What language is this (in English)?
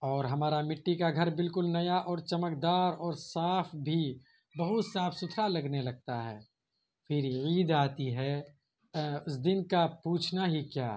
Urdu